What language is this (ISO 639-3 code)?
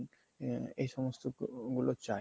ben